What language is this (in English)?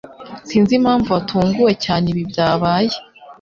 Kinyarwanda